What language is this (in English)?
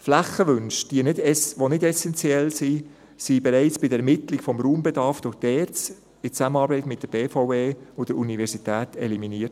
Swiss German